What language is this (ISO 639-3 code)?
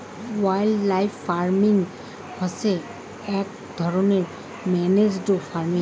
ben